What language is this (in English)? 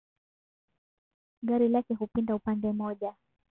Swahili